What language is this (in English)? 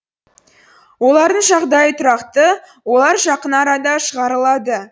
Kazakh